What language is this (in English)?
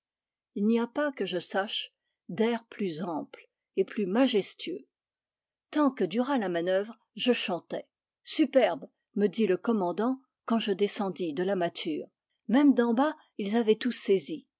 French